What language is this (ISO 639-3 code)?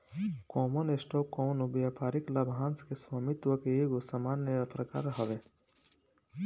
bho